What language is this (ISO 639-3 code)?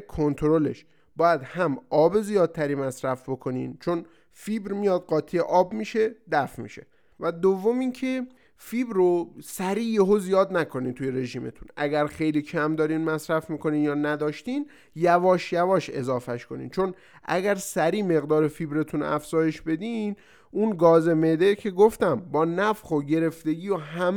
fas